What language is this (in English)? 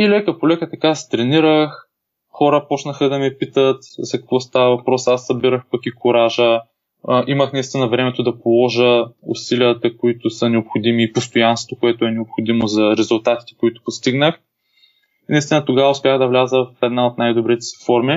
Bulgarian